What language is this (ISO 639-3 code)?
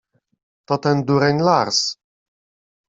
pol